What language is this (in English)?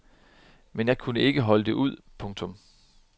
Danish